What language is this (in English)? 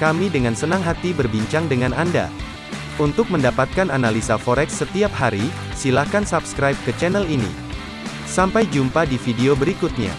Indonesian